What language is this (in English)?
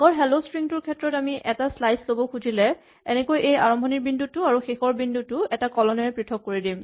Assamese